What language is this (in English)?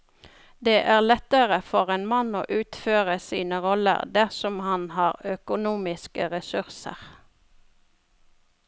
Norwegian